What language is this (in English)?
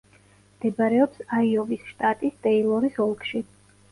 Georgian